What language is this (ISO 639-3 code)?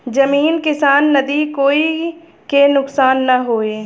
bho